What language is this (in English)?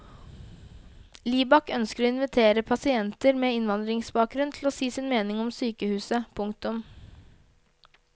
Norwegian